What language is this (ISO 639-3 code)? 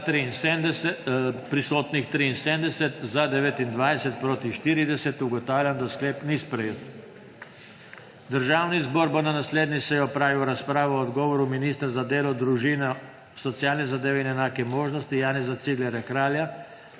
slv